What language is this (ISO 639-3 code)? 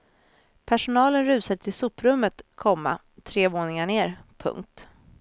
swe